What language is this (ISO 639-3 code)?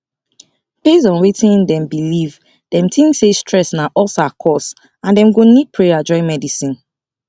pcm